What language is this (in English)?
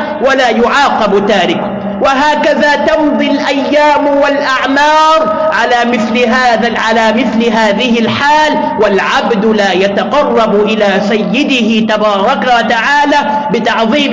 Arabic